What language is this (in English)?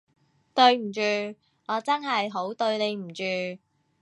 Cantonese